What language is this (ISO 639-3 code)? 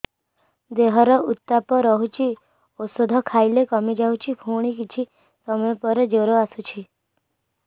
ori